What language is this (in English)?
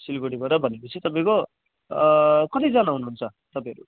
Nepali